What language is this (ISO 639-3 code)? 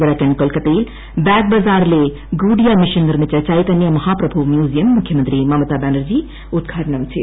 mal